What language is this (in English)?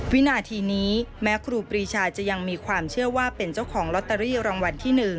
Thai